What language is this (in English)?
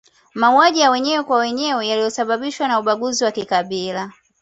Swahili